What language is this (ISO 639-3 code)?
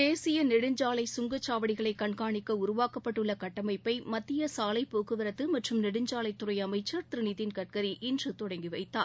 tam